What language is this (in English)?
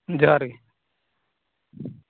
Santali